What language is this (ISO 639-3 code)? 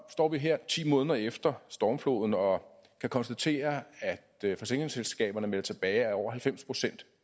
dan